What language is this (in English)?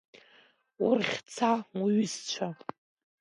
Abkhazian